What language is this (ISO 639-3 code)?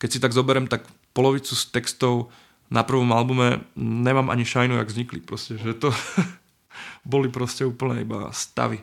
ces